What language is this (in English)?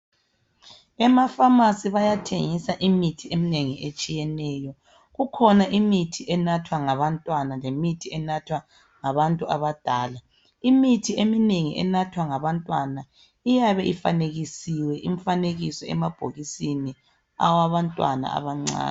North Ndebele